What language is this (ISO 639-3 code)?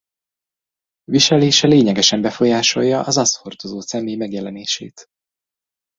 hun